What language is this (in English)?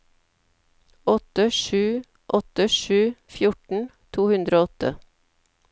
Norwegian